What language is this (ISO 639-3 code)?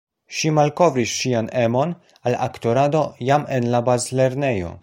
epo